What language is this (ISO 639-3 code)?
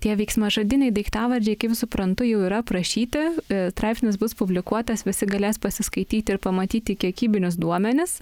lit